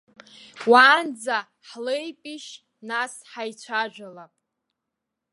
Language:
Abkhazian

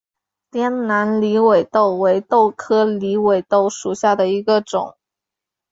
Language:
Chinese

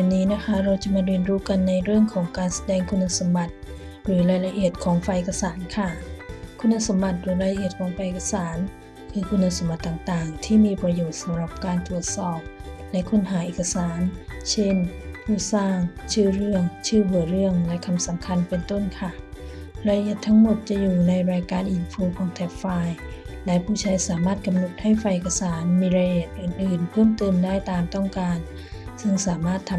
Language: Thai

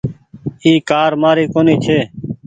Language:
Goaria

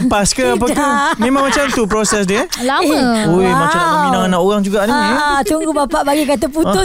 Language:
Malay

